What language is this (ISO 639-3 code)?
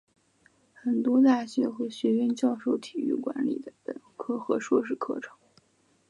zho